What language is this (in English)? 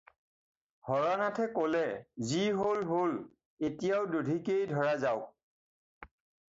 Assamese